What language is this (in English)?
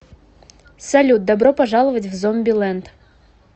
Russian